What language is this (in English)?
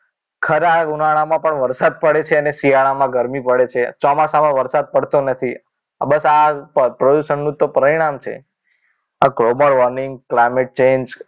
Gujarati